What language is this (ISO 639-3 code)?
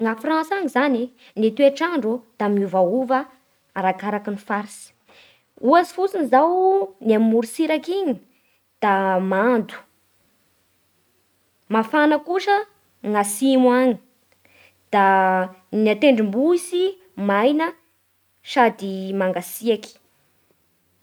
bhr